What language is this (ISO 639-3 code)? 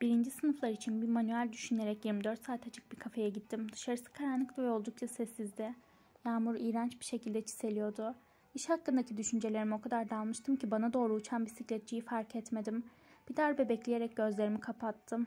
tur